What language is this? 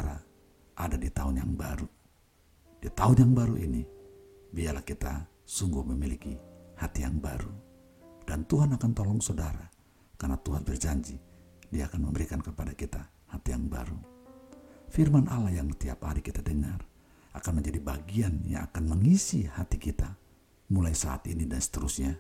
Indonesian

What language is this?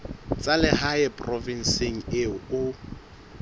Southern Sotho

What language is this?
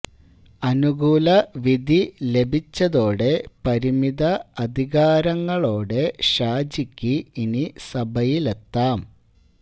Malayalam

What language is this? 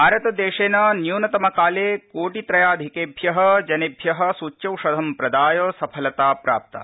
Sanskrit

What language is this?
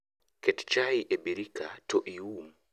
Luo (Kenya and Tanzania)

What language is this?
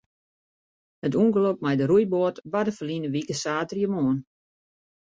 Western Frisian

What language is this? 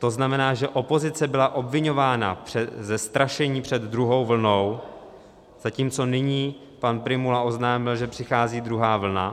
Czech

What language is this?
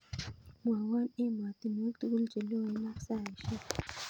Kalenjin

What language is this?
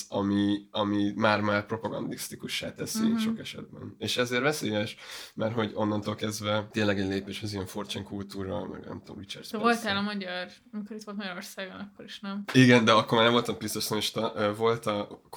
Hungarian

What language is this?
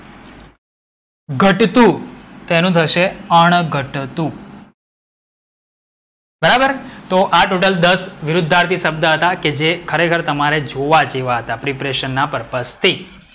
Gujarati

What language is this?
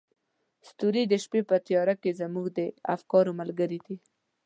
Pashto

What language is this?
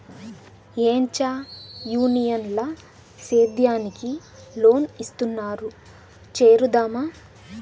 Telugu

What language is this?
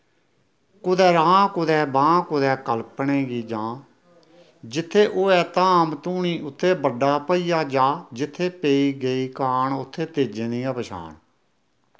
Dogri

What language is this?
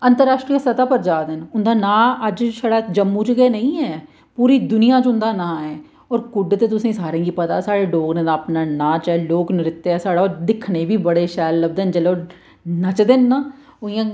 Dogri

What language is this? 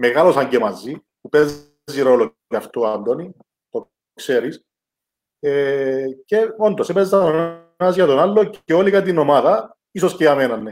Greek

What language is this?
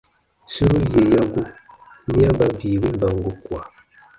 Baatonum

